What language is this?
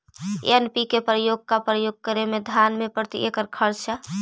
Magahi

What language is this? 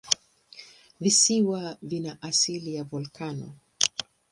Swahili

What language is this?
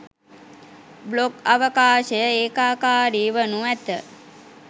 Sinhala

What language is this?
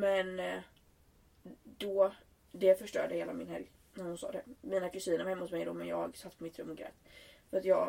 Swedish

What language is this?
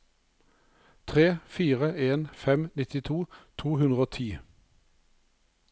Norwegian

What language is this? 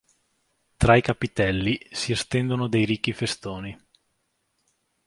Italian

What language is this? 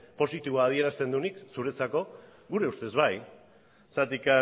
Basque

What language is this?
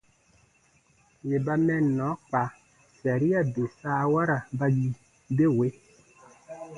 Baatonum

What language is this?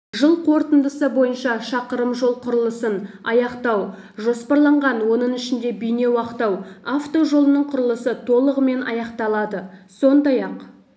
Kazakh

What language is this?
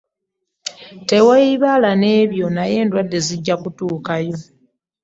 Ganda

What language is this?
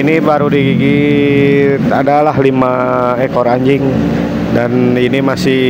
Indonesian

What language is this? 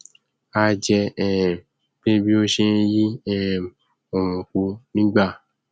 Yoruba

